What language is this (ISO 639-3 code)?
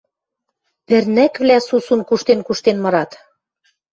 mrj